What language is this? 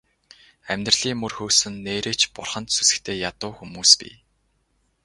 Mongolian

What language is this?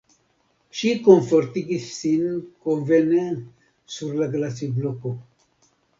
Esperanto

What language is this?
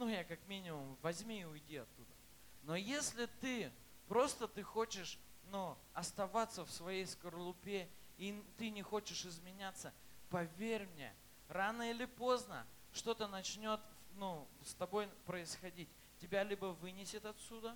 Russian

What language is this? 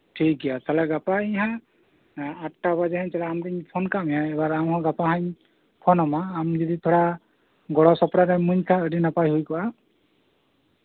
Santali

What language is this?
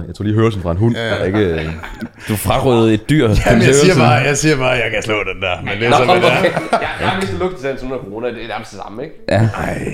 Danish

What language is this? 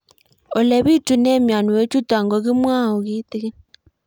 Kalenjin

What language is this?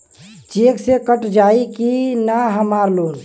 Bhojpuri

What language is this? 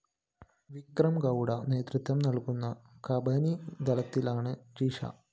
Malayalam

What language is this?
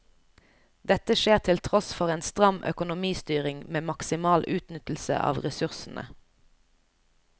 Norwegian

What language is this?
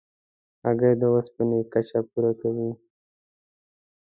Pashto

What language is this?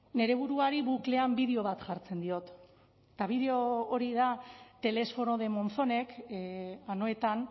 Basque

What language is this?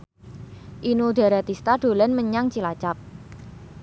Javanese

